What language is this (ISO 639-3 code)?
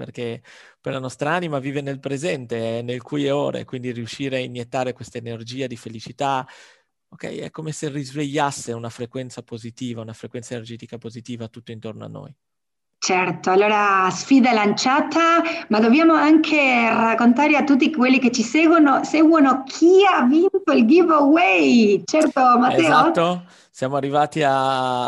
ita